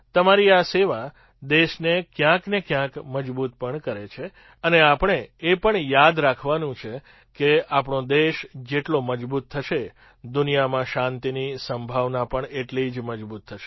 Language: Gujarati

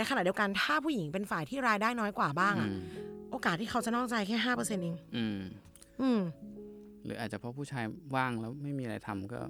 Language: Thai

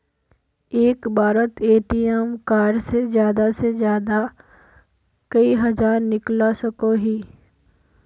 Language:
Magahi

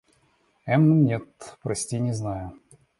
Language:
Russian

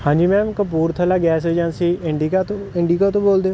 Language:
Punjabi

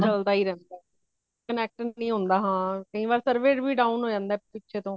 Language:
Punjabi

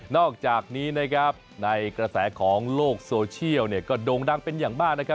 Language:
Thai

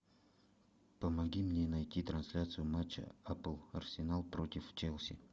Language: Russian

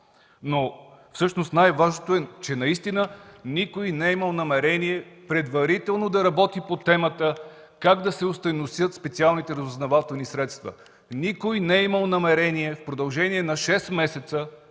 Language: Bulgarian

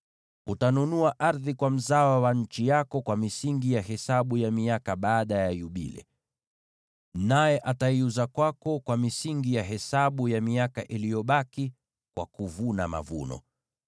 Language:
Swahili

